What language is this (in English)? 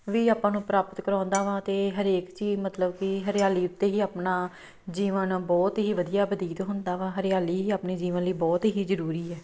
Punjabi